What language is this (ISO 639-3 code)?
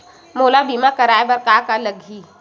hne